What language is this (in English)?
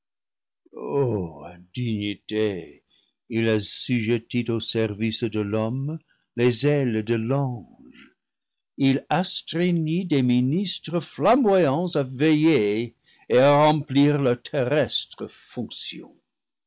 French